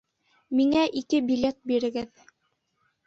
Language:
Bashkir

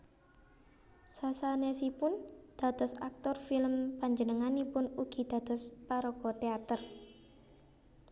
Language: Javanese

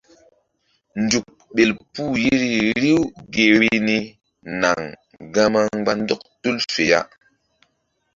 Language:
Mbum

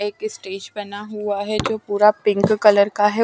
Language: Hindi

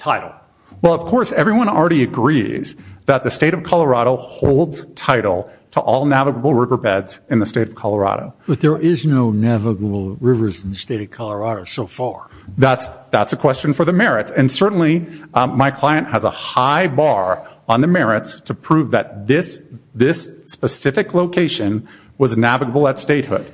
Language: English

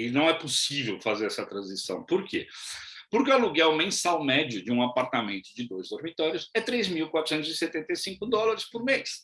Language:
Portuguese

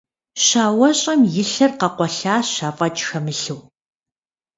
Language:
Kabardian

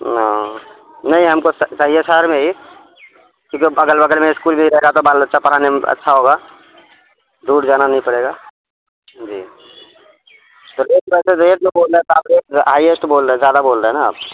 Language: Urdu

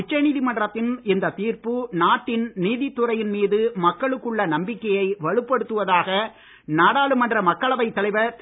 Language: Tamil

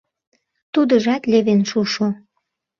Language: Mari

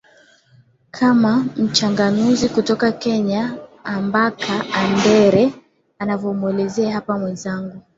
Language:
Swahili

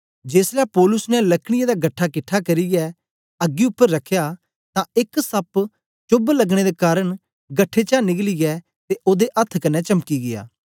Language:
Dogri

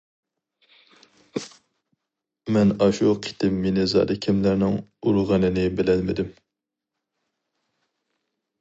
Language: Uyghur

